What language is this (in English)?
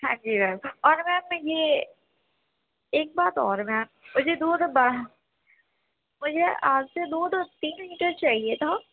Urdu